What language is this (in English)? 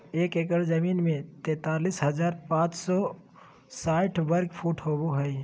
Magahi